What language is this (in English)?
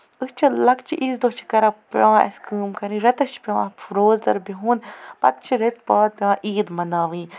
Kashmiri